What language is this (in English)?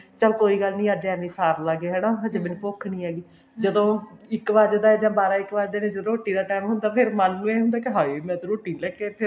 Punjabi